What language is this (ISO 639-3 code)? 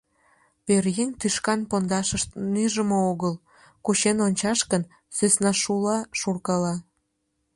chm